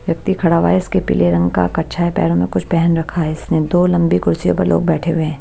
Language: Hindi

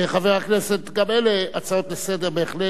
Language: Hebrew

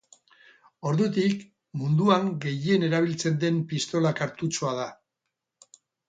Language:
Basque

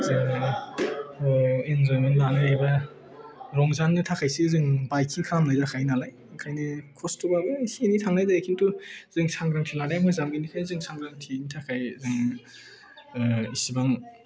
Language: Bodo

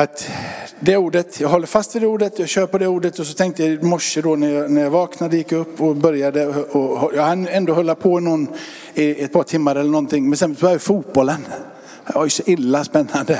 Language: Swedish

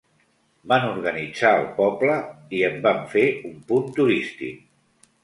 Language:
Catalan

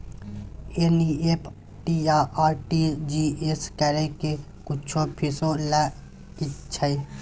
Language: Maithili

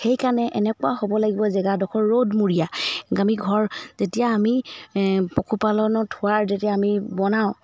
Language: Assamese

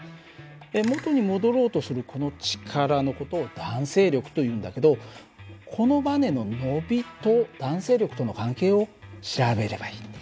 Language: Japanese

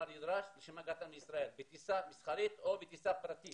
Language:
Hebrew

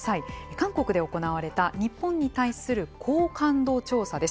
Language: Japanese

